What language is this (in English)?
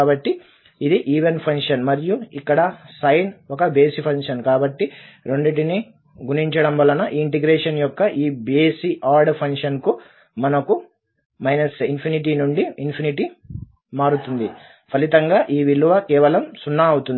Telugu